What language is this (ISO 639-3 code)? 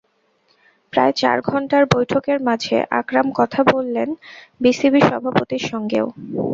ben